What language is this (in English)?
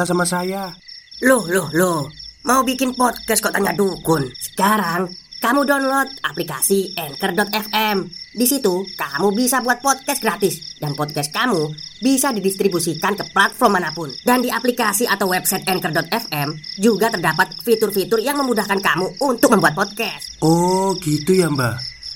Indonesian